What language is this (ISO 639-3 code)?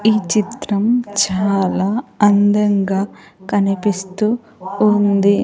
tel